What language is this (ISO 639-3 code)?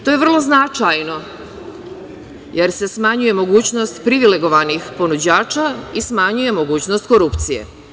srp